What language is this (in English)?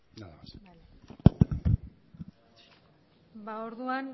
Basque